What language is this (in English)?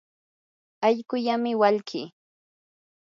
Yanahuanca Pasco Quechua